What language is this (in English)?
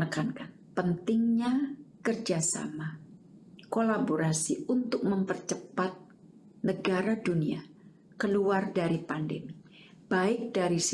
Indonesian